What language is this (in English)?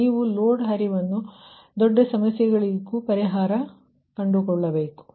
Kannada